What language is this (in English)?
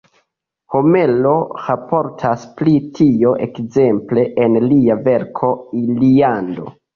Esperanto